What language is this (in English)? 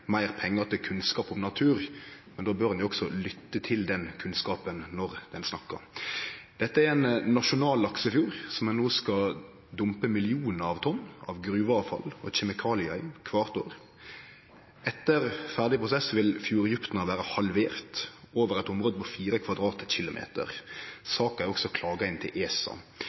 Norwegian Nynorsk